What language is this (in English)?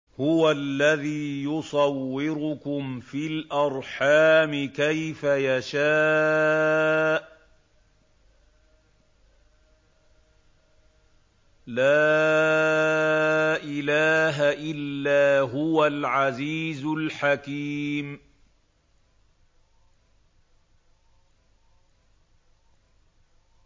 Arabic